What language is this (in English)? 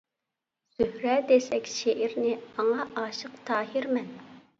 Uyghur